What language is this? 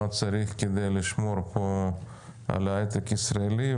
Hebrew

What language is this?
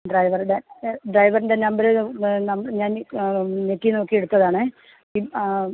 Malayalam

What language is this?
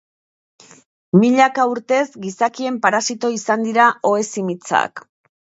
Basque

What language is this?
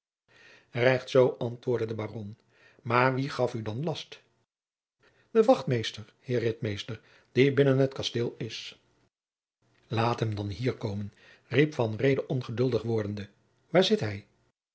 Dutch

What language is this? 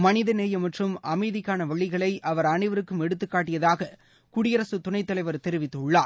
Tamil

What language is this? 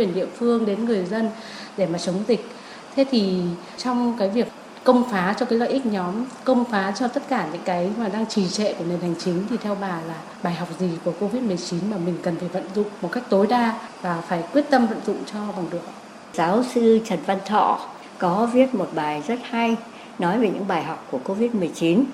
Vietnamese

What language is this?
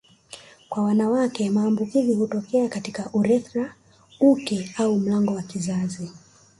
Swahili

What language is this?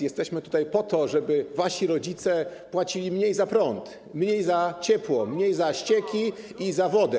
Polish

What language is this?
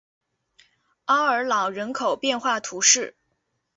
Chinese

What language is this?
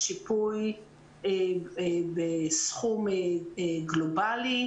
Hebrew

